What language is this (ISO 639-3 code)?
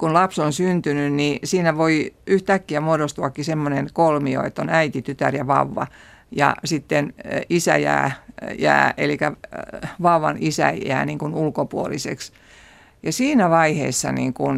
fin